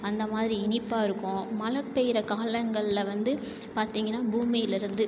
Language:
Tamil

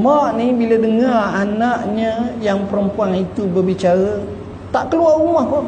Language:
Malay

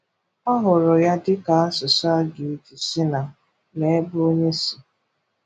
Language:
Igbo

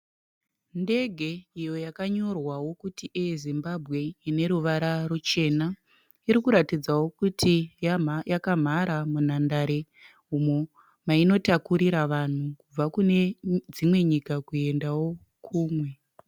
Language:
Shona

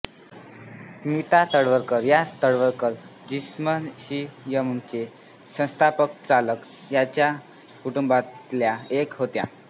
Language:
Marathi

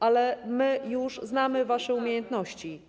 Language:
Polish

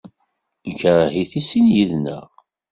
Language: Kabyle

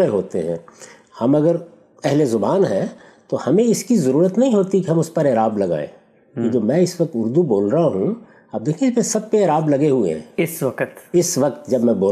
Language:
Urdu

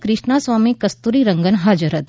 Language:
Gujarati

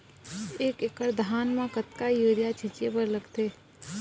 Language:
Chhattisgarhi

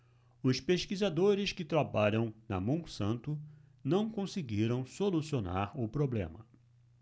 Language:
Portuguese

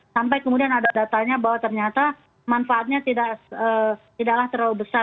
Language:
Indonesian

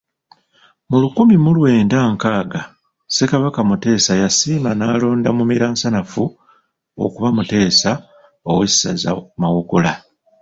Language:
Ganda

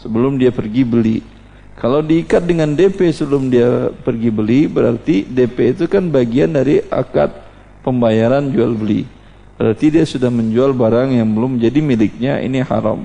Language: Indonesian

